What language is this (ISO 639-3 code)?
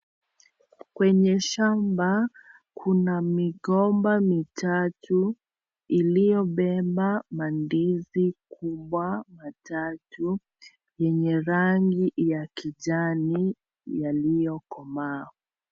swa